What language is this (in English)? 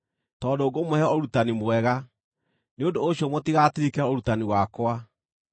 Kikuyu